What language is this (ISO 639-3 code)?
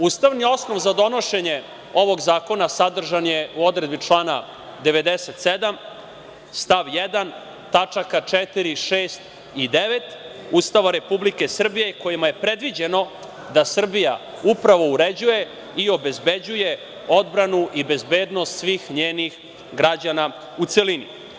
srp